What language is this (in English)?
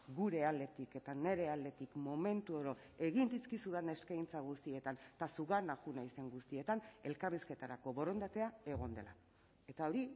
Basque